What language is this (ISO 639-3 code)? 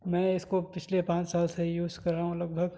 urd